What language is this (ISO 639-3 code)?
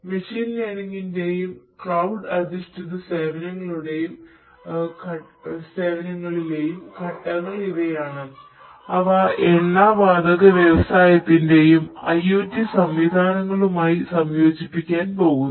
mal